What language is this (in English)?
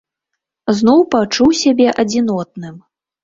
Belarusian